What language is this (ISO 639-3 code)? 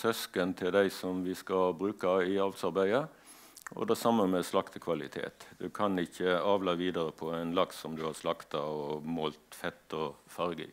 nor